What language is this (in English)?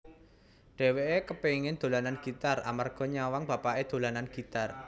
Javanese